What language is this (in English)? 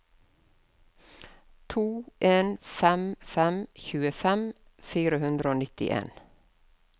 Norwegian